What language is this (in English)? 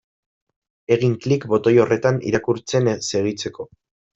Basque